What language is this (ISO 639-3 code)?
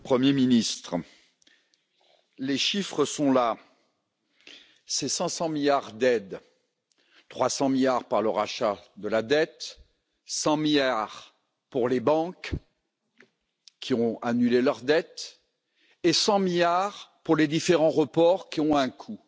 fra